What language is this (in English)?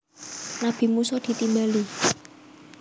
Javanese